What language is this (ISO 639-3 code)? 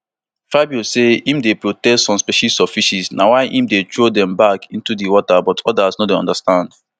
pcm